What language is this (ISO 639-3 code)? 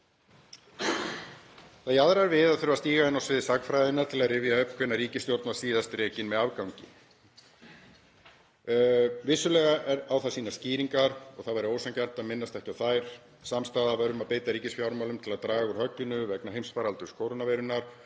isl